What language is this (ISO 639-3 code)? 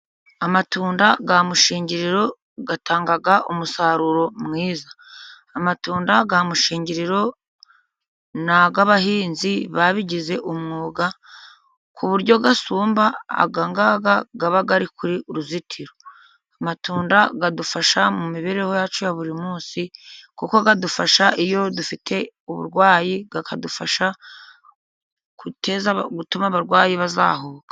kin